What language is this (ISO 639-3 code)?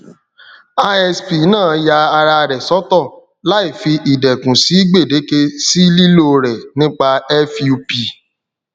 yor